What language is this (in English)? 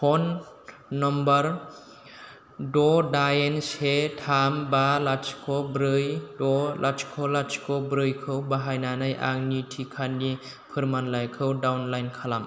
Bodo